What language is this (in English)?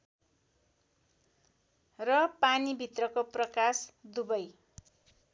Nepali